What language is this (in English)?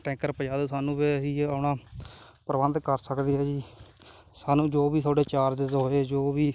Punjabi